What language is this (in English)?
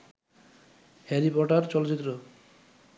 Bangla